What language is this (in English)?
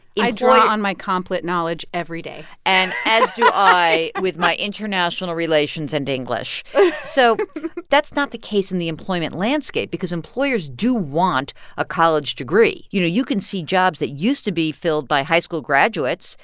English